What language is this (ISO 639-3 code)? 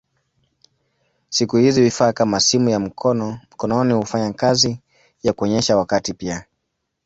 swa